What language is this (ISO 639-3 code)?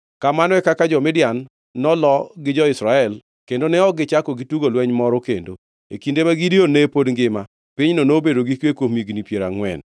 luo